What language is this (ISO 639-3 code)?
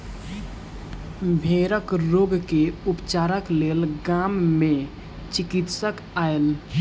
mai